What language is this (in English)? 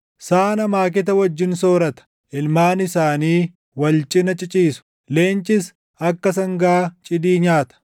Oromo